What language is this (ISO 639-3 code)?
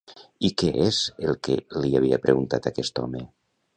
cat